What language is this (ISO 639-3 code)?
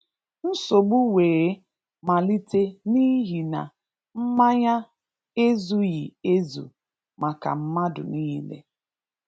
ibo